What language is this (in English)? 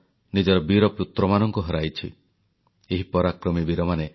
Odia